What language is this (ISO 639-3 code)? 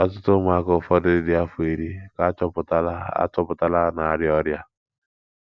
ibo